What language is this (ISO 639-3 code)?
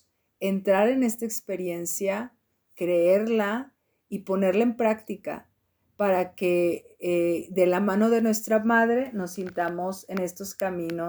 spa